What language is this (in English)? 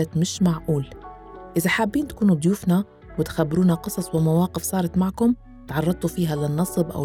Arabic